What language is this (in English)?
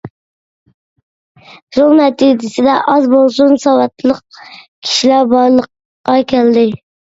Uyghur